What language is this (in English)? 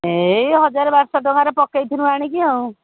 Odia